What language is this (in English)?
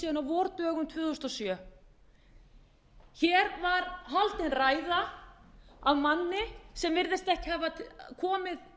Icelandic